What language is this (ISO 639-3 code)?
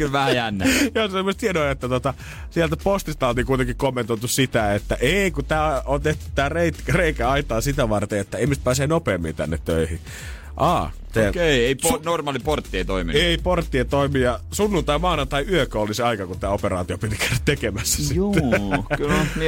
fin